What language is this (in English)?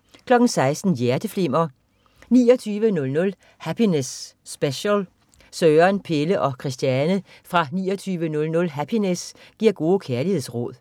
Danish